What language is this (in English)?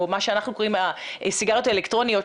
Hebrew